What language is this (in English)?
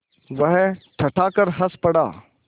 Hindi